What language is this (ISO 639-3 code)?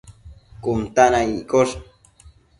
mcf